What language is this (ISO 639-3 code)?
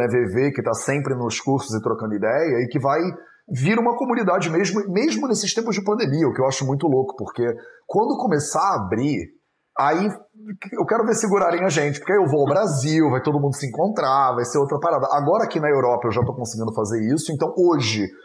por